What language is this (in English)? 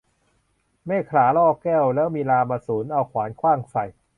Thai